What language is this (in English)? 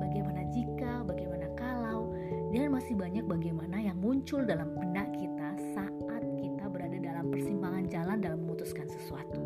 Indonesian